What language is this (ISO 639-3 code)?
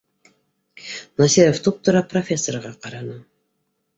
bak